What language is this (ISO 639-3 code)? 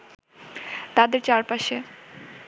ben